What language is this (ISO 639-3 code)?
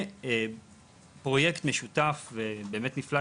heb